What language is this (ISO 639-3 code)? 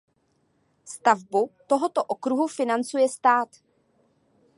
ces